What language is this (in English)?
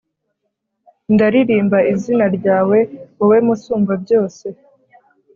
Kinyarwanda